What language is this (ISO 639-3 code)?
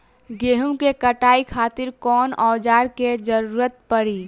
bho